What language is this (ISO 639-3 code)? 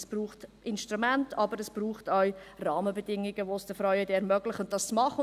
gsw